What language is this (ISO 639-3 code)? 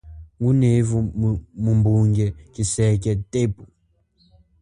cjk